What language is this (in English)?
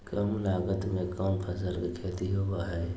Magahi